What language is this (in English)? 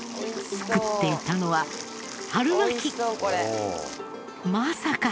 Japanese